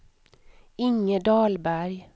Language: Swedish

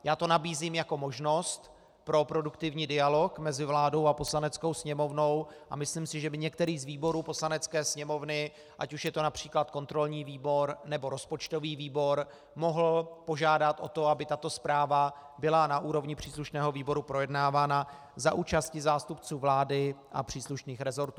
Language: Czech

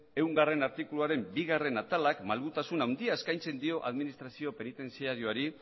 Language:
Basque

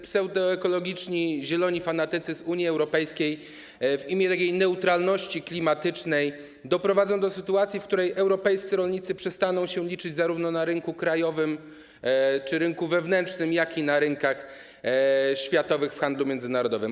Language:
Polish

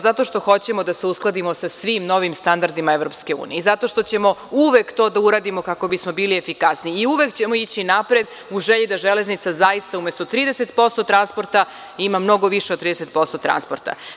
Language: Serbian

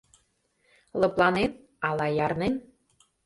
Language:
Mari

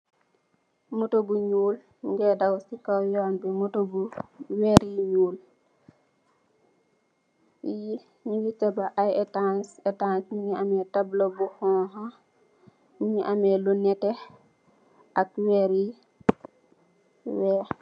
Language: Wolof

